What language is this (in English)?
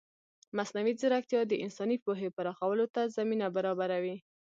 Pashto